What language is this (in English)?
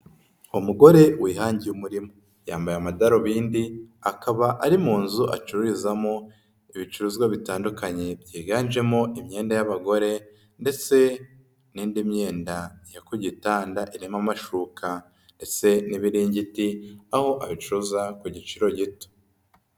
Kinyarwanda